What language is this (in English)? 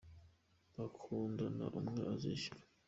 Kinyarwanda